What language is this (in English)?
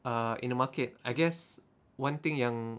English